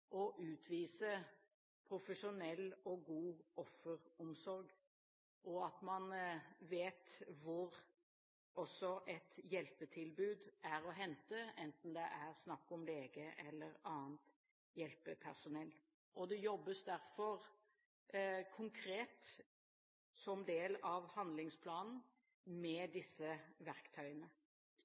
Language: Norwegian Bokmål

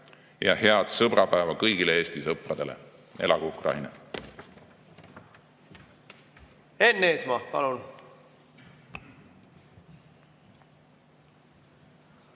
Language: Estonian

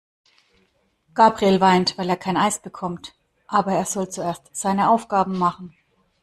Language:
German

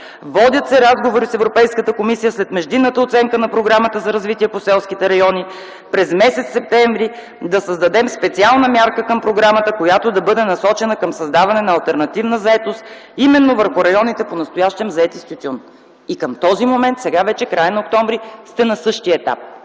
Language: Bulgarian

